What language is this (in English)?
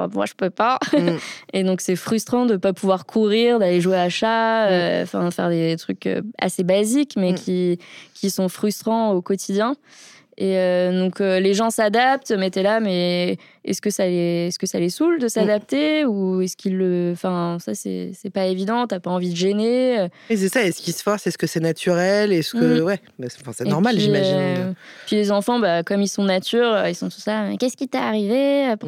French